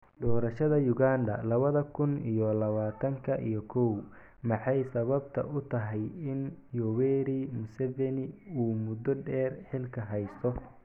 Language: Somali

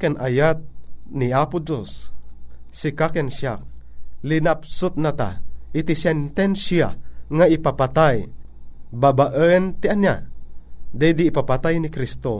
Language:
Filipino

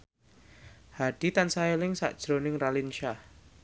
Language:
Javanese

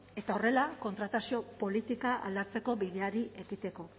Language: Basque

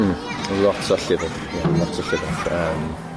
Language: Welsh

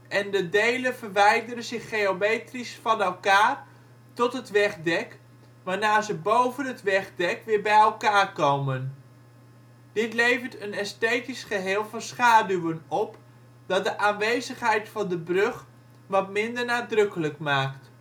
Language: Dutch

